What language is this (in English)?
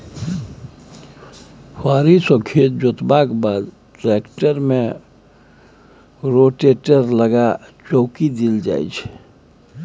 Maithili